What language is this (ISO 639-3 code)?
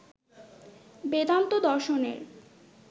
ben